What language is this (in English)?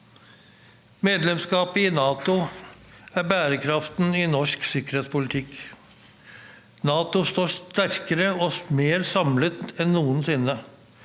Norwegian